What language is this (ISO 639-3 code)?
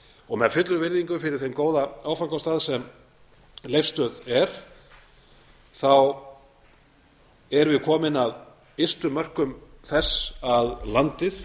isl